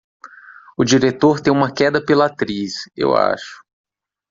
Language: Portuguese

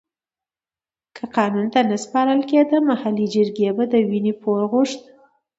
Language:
Pashto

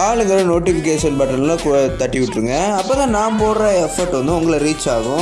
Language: English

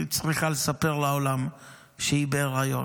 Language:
Hebrew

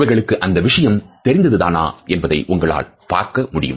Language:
Tamil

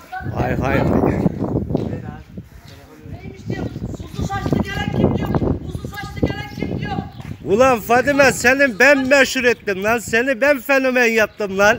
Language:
Turkish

